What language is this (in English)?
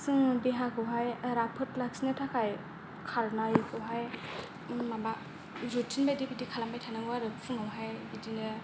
Bodo